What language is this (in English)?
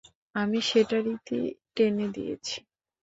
Bangla